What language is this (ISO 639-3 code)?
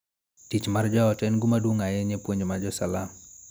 luo